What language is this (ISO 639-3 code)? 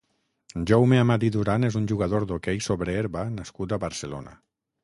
cat